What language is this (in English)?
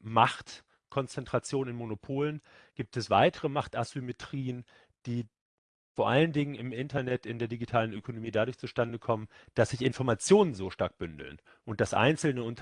German